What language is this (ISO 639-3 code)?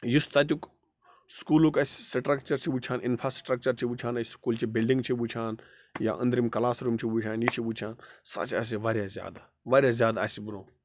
kas